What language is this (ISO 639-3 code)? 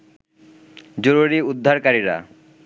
ben